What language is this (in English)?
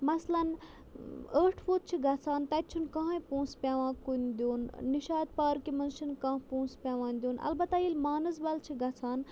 Kashmiri